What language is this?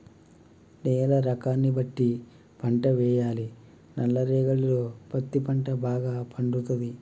Telugu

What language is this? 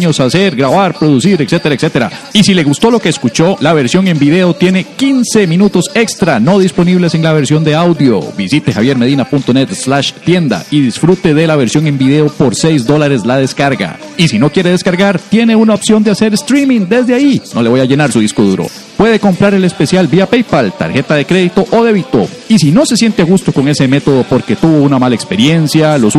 Spanish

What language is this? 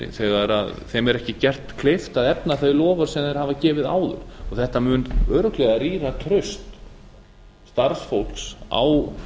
Icelandic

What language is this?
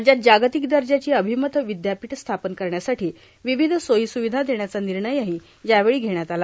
Marathi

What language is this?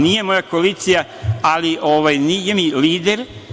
Serbian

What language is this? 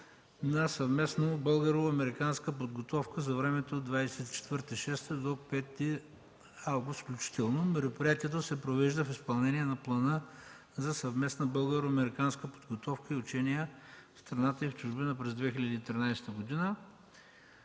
Bulgarian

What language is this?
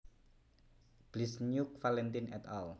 Javanese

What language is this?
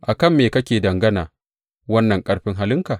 Hausa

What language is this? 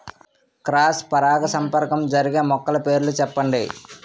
Telugu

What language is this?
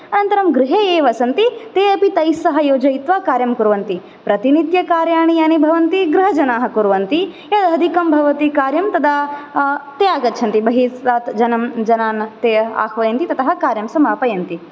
Sanskrit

